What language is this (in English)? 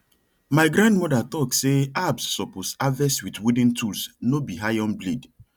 Nigerian Pidgin